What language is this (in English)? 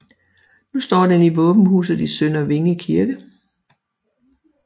Danish